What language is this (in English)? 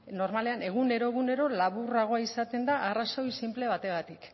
Basque